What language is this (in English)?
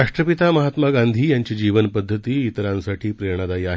Marathi